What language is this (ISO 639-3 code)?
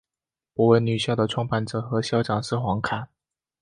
zho